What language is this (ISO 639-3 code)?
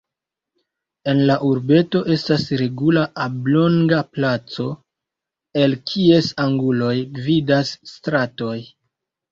epo